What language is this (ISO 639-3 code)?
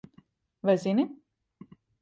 lav